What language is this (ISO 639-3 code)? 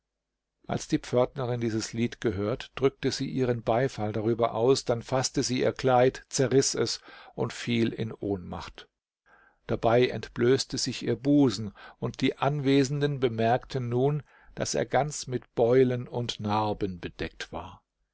deu